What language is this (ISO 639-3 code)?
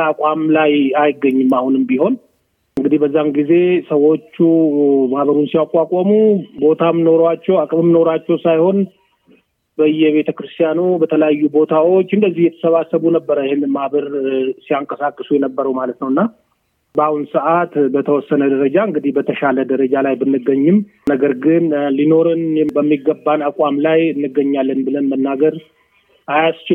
amh